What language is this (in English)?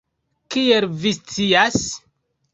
Esperanto